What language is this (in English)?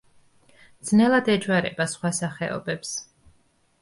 Georgian